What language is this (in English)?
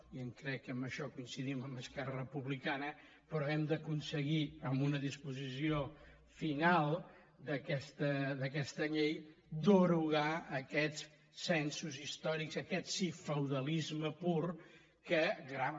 Catalan